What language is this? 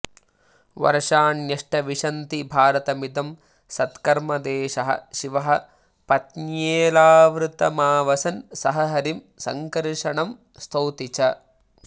Sanskrit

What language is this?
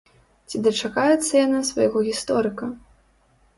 Belarusian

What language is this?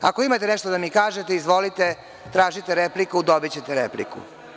Serbian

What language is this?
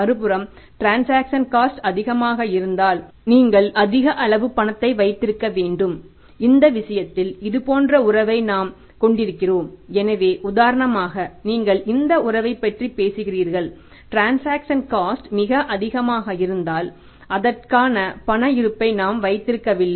Tamil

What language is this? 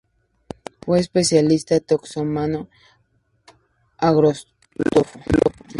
Spanish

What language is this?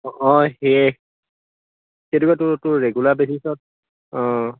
Assamese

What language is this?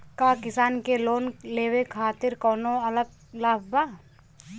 Bhojpuri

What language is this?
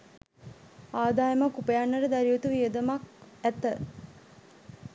Sinhala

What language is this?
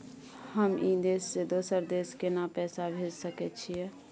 Maithili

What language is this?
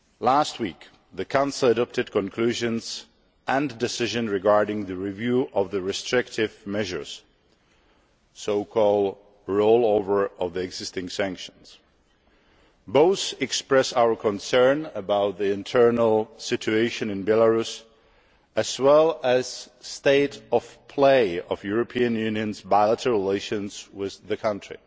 English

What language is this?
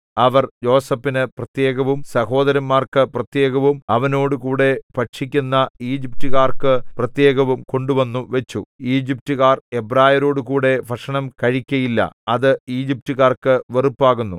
Malayalam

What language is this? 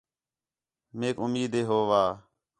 Khetrani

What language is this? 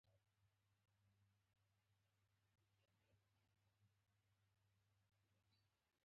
Pashto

